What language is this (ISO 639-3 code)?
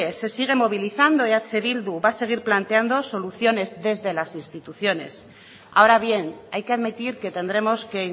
spa